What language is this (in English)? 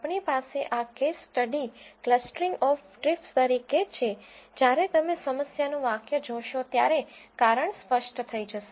Gujarati